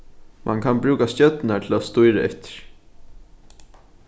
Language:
Faroese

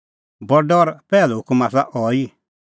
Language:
Kullu Pahari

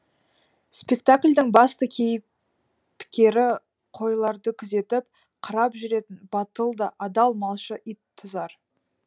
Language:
Kazakh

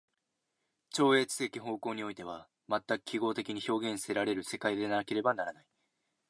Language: Japanese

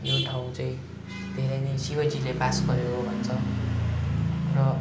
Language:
Nepali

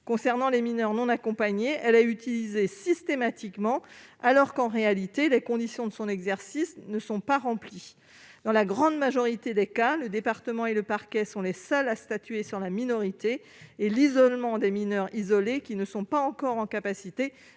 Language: French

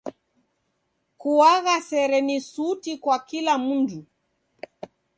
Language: Taita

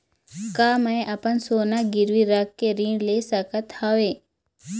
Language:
Chhattisgarhi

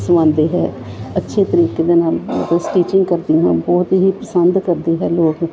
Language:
Punjabi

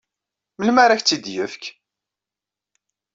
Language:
Kabyle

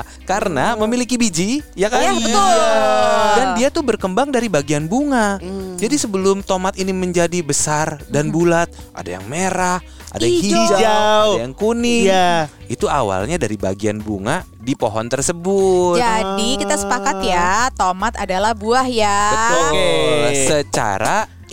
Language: Indonesian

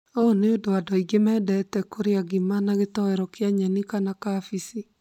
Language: Kikuyu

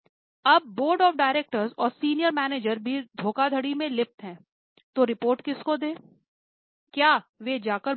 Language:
Hindi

